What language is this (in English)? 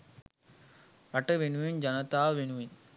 Sinhala